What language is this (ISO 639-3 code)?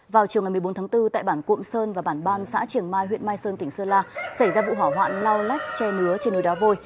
vie